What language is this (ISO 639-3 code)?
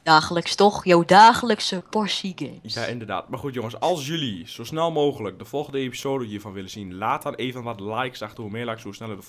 nld